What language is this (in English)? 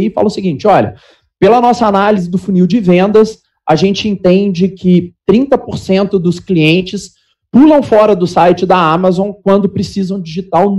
Portuguese